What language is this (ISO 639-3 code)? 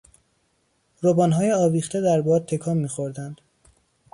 fas